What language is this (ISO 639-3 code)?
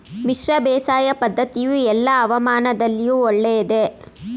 kan